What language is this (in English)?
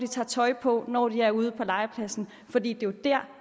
Danish